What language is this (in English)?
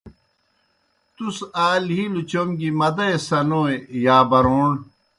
Kohistani Shina